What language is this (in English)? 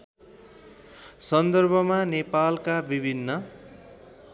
Nepali